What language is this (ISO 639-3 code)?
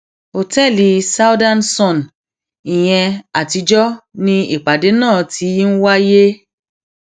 yor